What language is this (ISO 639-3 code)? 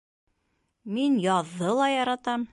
bak